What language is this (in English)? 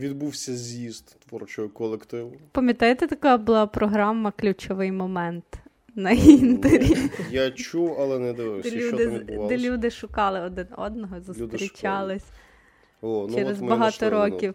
Ukrainian